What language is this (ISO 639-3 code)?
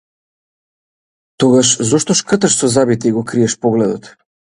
mkd